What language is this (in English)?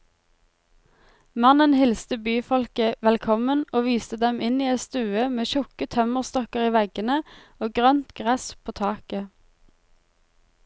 Norwegian